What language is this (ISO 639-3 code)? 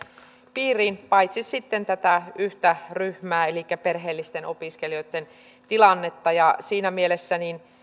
fin